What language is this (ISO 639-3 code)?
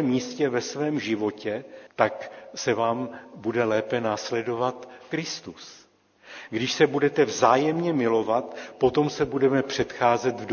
ces